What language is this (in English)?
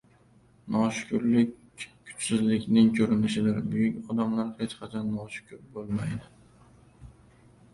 Uzbek